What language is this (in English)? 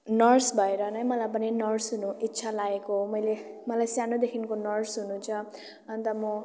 Nepali